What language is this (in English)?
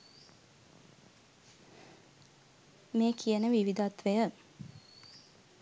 Sinhala